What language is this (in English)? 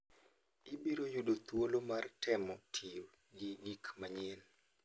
Luo (Kenya and Tanzania)